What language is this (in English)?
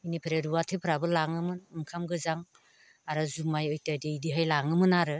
Bodo